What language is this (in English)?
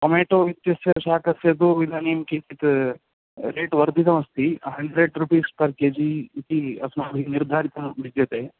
Sanskrit